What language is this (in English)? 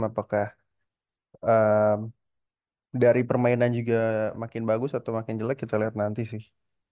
Indonesian